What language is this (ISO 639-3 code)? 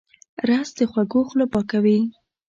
pus